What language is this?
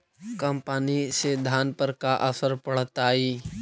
Magahi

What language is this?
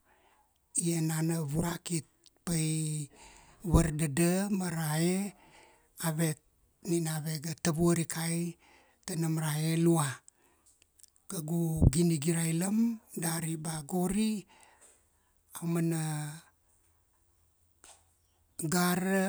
Kuanua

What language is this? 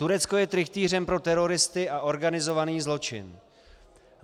Czech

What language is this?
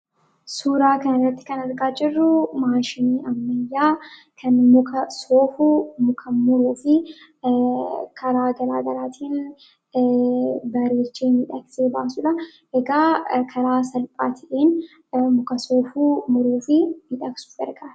Oromo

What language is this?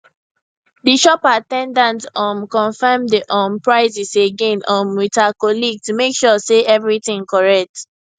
Nigerian Pidgin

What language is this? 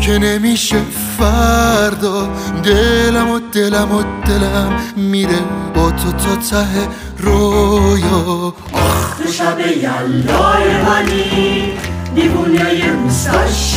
Persian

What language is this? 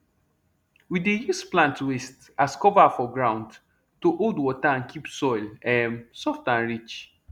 Nigerian Pidgin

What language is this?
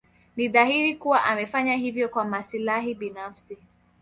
Swahili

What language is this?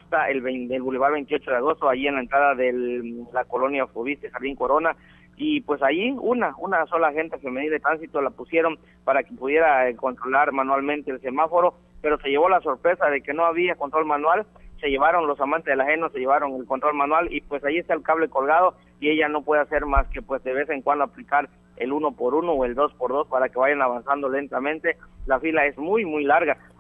Spanish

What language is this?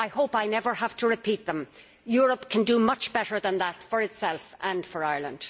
English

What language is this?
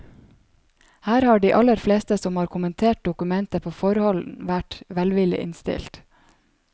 Norwegian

